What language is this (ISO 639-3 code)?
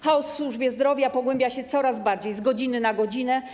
pol